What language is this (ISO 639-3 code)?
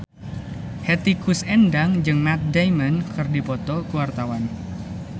sun